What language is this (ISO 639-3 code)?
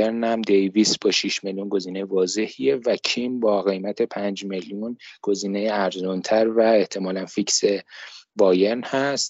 fas